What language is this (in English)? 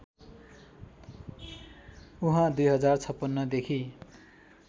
Nepali